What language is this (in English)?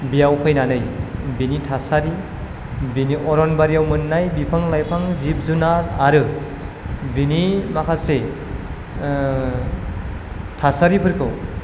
Bodo